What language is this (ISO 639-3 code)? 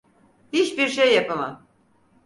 tur